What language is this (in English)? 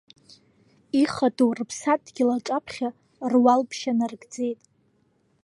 Abkhazian